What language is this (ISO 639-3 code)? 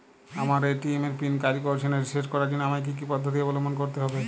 ben